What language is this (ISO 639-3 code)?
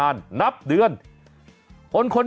tha